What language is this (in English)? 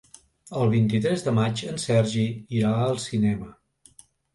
Catalan